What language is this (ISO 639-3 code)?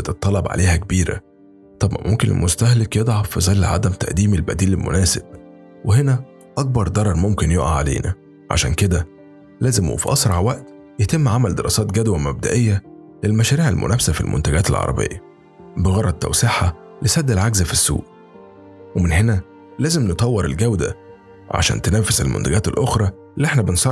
ara